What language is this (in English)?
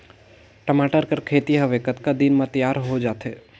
Chhattisgarhi